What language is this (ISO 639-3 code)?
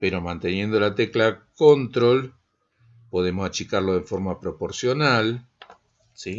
spa